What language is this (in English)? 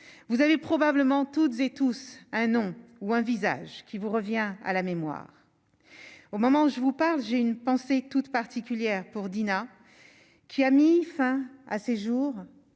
French